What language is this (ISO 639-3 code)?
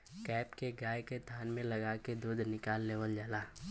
bho